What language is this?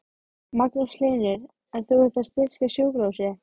Icelandic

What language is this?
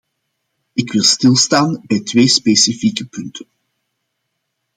Dutch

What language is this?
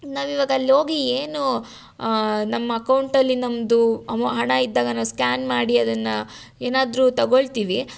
Kannada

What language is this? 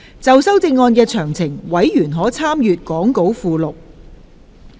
Cantonese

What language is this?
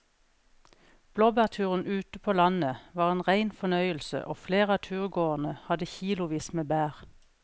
Norwegian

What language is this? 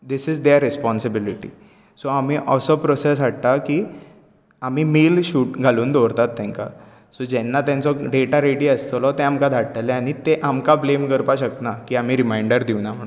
Konkani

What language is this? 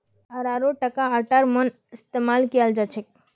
Magahi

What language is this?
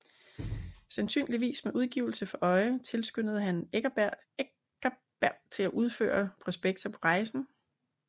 Danish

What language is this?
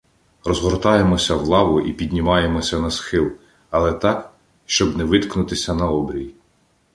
Ukrainian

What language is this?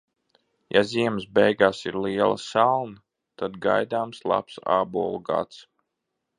Latvian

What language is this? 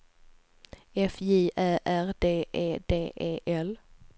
Swedish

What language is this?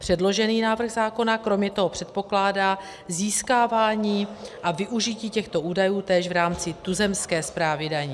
Czech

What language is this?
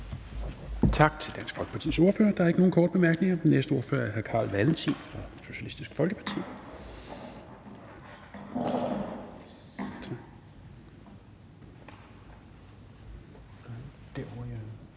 Danish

